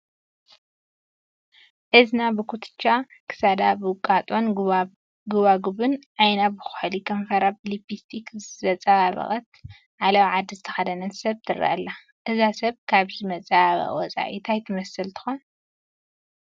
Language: Tigrinya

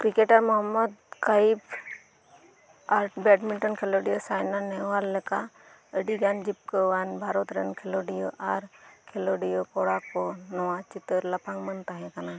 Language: Santali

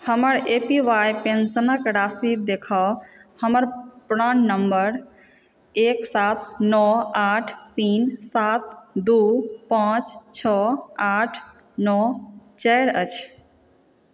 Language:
Maithili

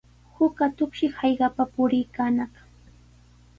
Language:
Sihuas Ancash Quechua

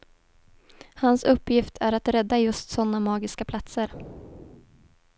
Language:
Swedish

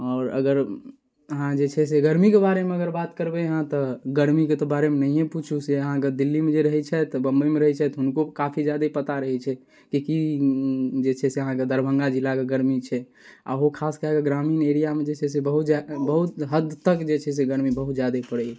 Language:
Maithili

